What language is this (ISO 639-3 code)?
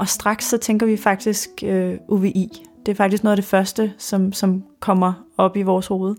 dan